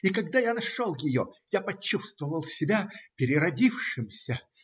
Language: Russian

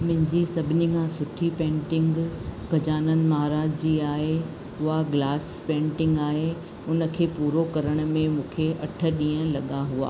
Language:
Sindhi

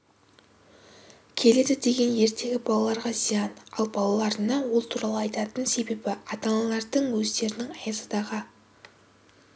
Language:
Kazakh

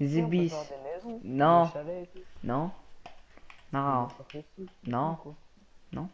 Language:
French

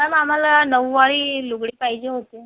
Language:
Marathi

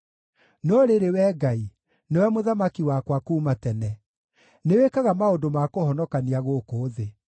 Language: Kikuyu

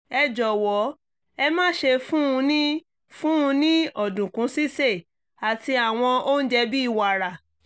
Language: Yoruba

